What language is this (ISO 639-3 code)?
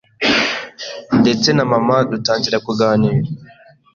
kin